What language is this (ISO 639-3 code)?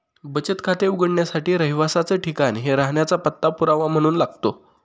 mar